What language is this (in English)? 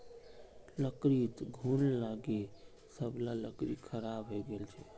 Magahi